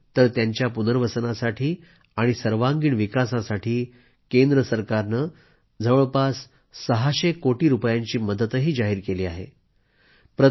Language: Marathi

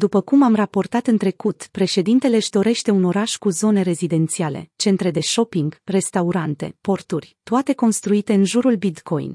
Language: Romanian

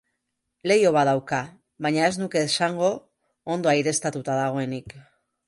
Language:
Basque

